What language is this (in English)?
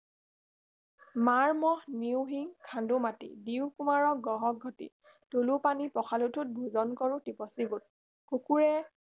Assamese